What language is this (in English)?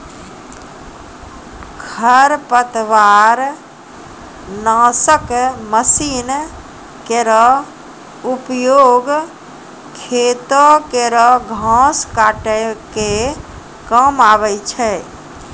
Maithili